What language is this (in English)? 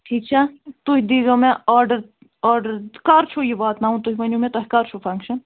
Kashmiri